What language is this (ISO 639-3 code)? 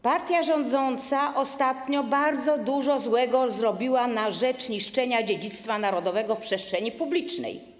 pol